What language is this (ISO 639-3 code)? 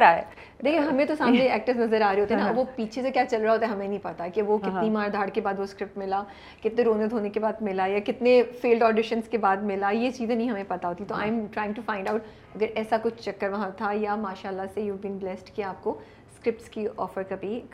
urd